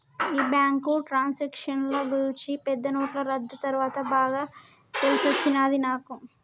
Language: Telugu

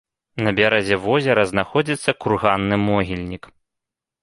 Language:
Belarusian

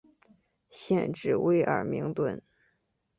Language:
Chinese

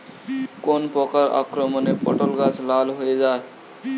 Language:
Bangla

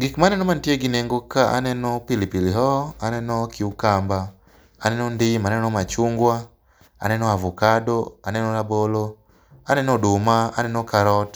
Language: Luo (Kenya and Tanzania)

